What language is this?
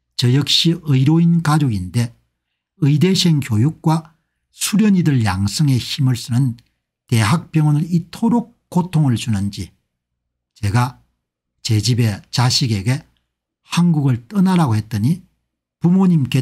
Korean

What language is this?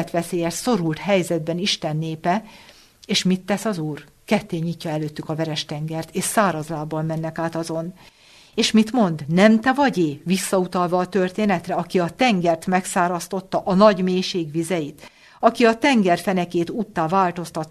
Hungarian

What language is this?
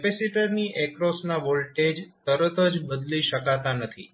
Gujarati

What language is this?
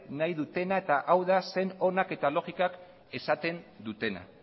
Basque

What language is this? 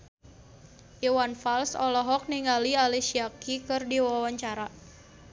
Sundanese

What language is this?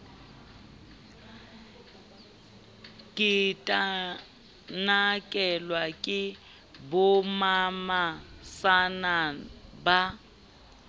Southern Sotho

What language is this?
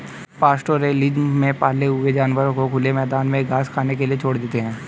Hindi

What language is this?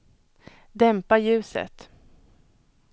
Swedish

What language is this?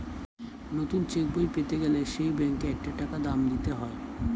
Bangla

